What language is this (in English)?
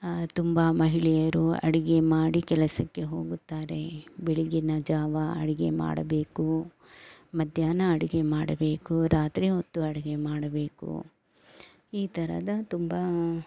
Kannada